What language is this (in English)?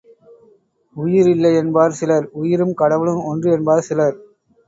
Tamil